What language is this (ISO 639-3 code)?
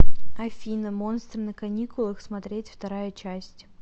rus